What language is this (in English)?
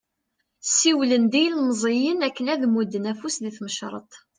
Kabyle